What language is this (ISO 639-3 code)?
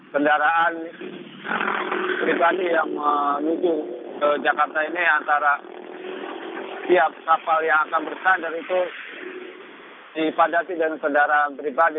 ind